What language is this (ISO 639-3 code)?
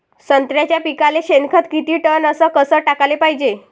mar